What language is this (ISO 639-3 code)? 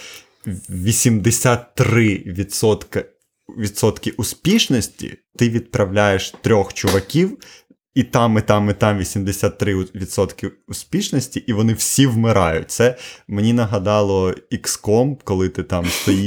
ukr